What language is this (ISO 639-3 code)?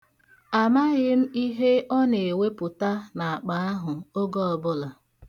ibo